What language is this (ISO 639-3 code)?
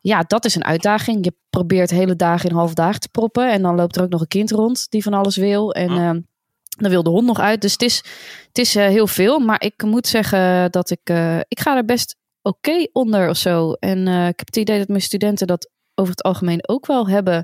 nld